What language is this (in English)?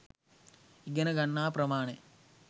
Sinhala